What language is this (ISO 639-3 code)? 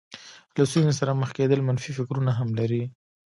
pus